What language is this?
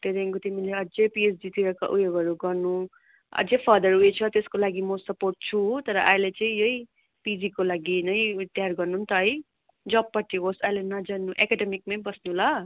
Nepali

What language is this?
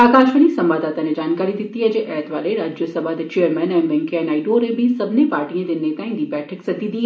Dogri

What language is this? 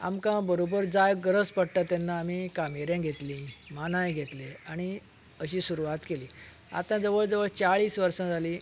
Konkani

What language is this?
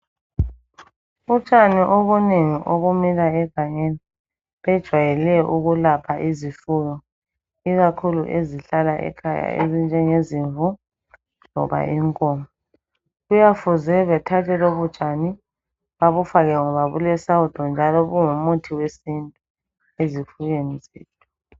North Ndebele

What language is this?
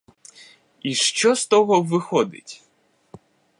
Ukrainian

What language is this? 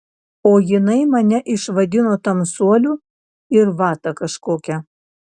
Lithuanian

